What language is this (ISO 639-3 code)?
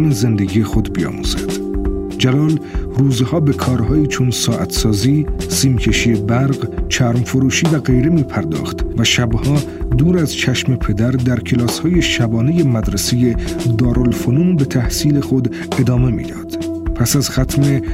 fas